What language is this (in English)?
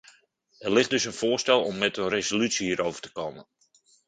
Dutch